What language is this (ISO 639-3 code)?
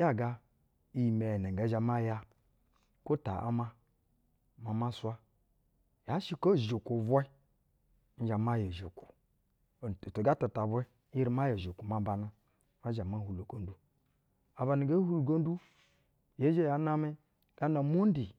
bzw